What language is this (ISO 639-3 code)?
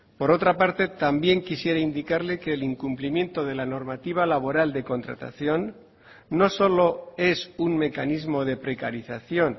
spa